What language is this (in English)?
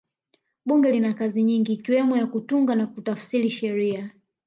Swahili